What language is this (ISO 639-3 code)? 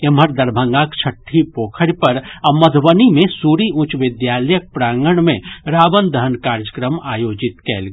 mai